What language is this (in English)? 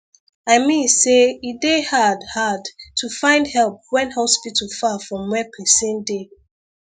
Nigerian Pidgin